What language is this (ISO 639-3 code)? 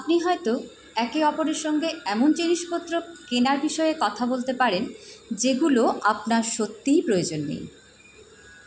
ben